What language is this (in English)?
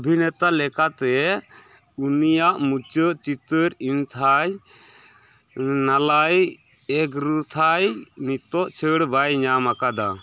Santali